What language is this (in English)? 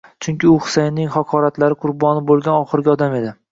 Uzbek